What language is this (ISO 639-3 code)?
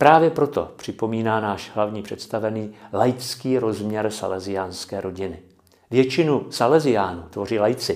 ces